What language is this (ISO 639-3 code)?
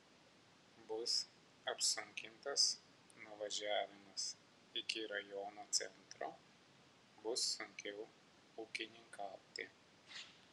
lit